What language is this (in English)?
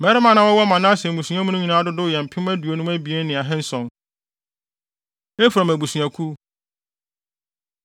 Akan